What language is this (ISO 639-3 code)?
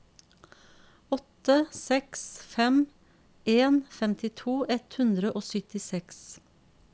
nor